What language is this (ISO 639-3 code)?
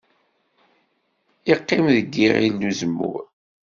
kab